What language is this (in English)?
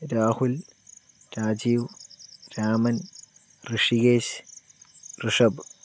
Malayalam